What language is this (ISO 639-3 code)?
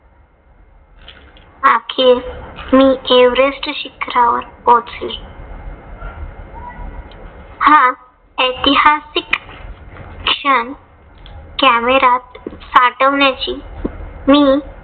mar